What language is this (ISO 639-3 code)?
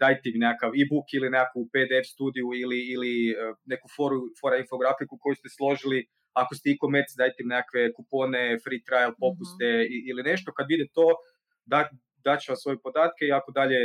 hrv